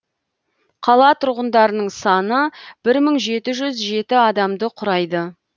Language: Kazakh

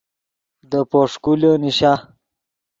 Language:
Yidgha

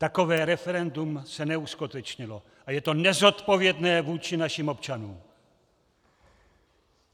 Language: Czech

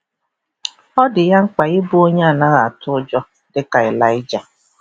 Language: Igbo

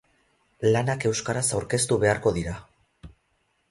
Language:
Basque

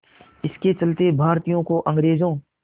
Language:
Hindi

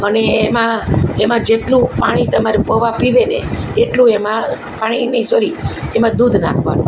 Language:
Gujarati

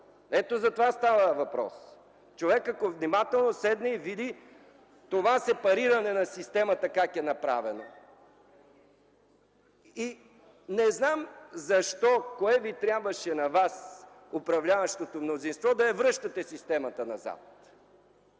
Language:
Bulgarian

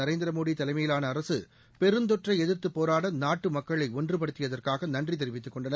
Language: Tamil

